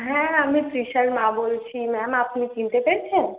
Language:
Bangla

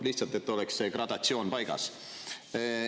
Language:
Estonian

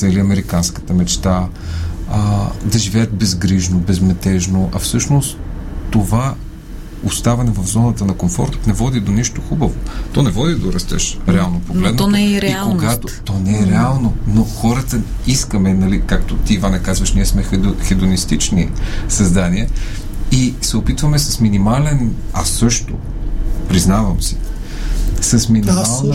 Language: Bulgarian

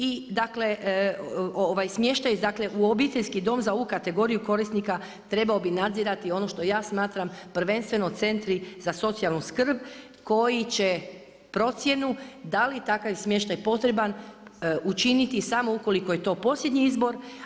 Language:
Croatian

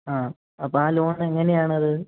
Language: Malayalam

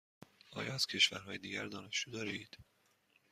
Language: Persian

